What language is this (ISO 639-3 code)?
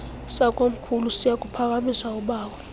xho